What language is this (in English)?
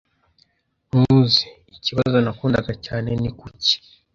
Kinyarwanda